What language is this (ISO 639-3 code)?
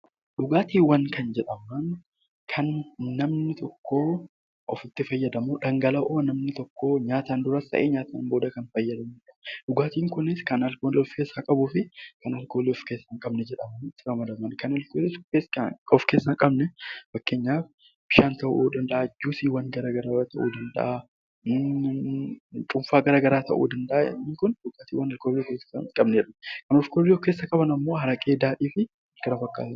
orm